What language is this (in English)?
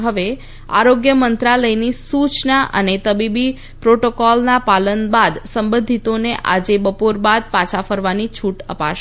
Gujarati